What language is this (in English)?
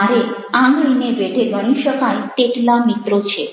Gujarati